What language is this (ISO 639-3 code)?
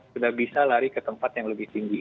ind